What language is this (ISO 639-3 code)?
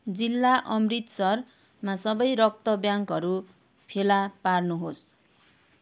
nep